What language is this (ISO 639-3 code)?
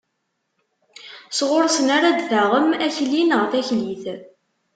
kab